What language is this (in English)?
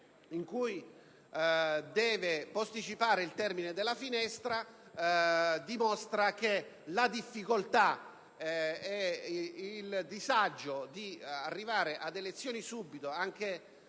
Italian